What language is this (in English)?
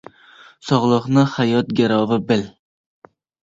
Uzbek